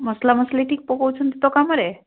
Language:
Odia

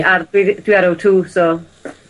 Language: Welsh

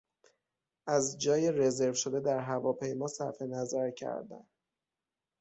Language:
Persian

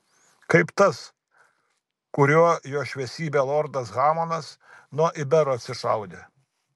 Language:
Lithuanian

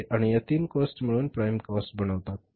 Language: Marathi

